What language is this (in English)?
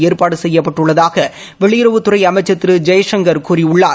Tamil